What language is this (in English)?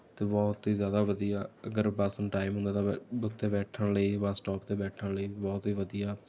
Punjabi